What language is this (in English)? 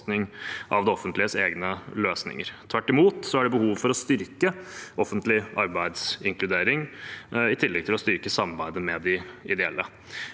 Norwegian